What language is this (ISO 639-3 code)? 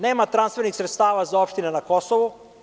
srp